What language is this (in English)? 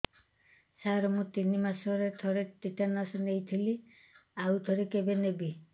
Odia